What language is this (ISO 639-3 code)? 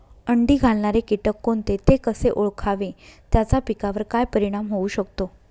mar